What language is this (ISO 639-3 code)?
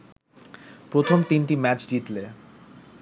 ben